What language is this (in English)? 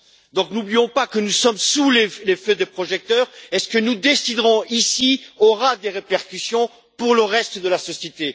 French